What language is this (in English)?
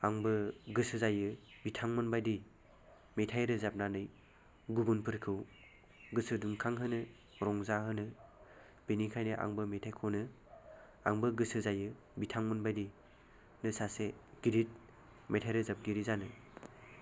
Bodo